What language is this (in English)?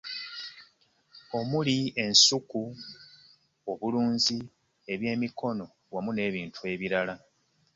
Ganda